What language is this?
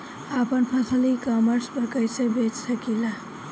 Bhojpuri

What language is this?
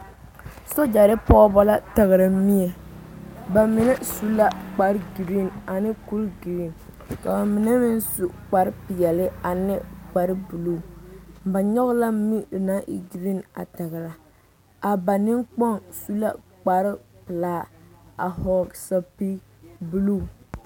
Southern Dagaare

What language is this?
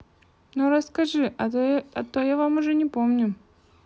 Russian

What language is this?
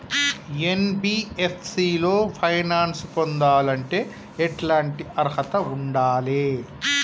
Telugu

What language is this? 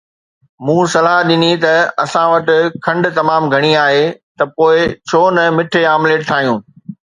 Sindhi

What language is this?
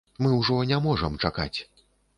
Belarusian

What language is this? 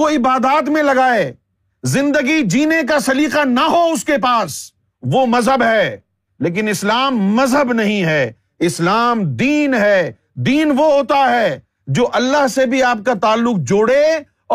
Urdu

